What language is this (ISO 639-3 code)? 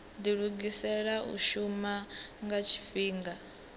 ven